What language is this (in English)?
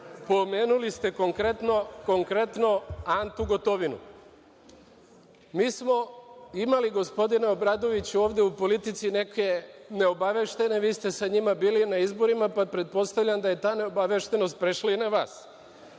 Serbian